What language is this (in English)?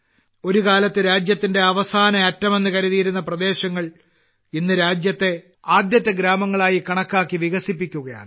Malayalam